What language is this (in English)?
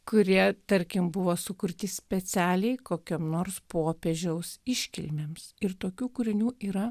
Lithuanian